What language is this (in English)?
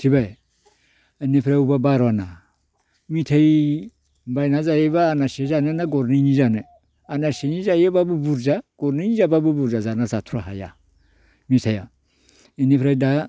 Bodo